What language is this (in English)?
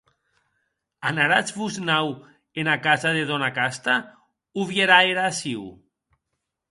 Occitan